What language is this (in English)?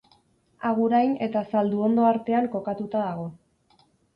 Basque